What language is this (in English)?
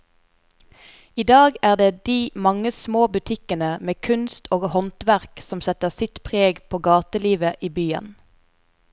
Norwegian